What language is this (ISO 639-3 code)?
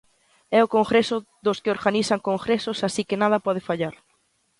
glg